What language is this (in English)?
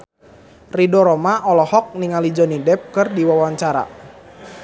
Sundanese